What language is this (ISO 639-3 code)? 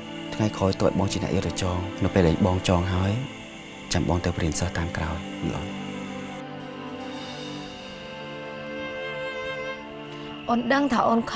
vie